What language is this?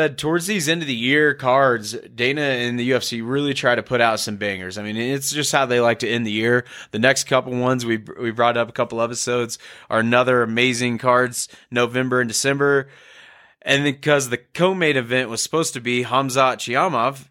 English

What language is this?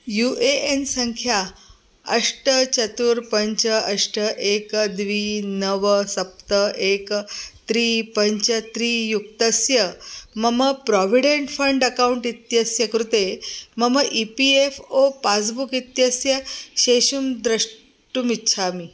Sanskrit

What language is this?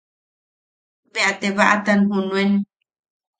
Yaqui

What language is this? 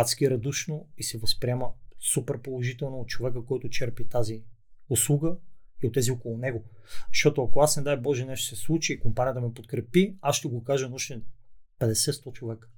Bulgarian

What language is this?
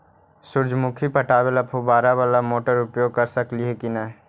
Magahi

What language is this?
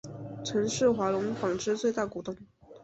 Chinese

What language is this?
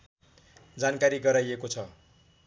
Nepali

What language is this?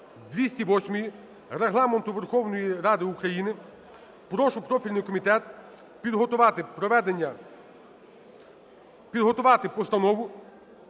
Ukrainian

